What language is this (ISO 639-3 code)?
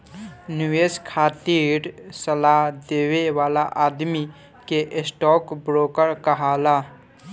bho